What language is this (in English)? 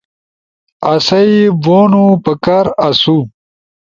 Ushojo